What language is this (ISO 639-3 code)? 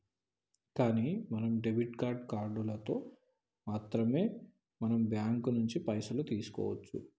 tel